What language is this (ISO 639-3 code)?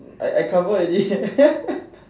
eng